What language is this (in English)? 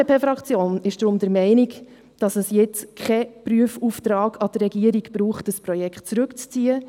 Swiss German